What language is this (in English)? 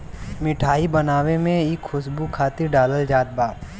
Bhojpuri